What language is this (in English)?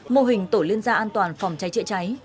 Vietnamese